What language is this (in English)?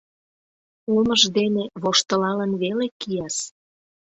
Mari